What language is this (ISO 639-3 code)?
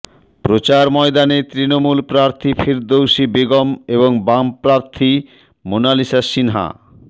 ben